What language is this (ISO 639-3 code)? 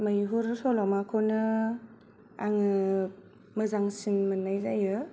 brx